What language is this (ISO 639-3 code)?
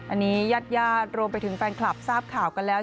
tha